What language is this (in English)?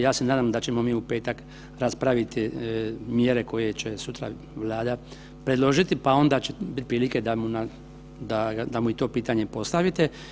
Croatian